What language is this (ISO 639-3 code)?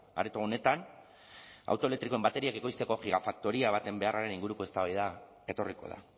eus